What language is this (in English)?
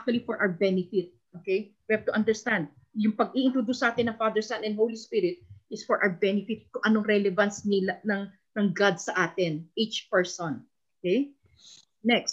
Filipino